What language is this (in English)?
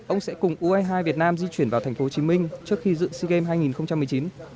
Vietnamese